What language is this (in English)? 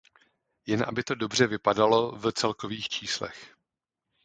Czech